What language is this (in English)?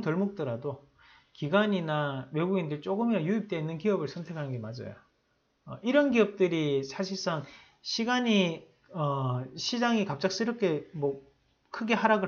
Korean